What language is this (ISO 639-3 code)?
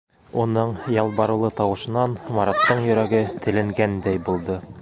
bak